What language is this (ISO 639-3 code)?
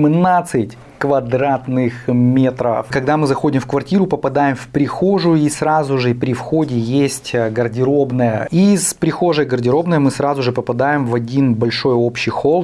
rus